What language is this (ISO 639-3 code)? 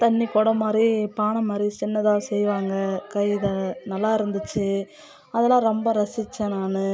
tam